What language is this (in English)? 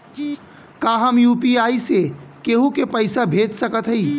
Bhojpuri